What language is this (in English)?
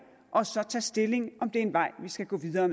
Danish